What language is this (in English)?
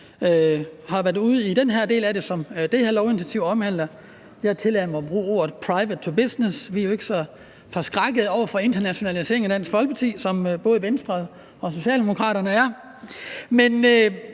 Danish